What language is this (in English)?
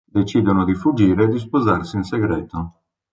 Italian